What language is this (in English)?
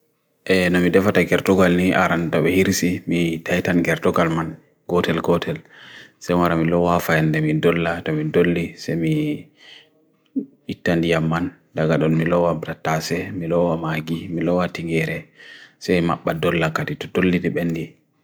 Bagirmi Fulfulde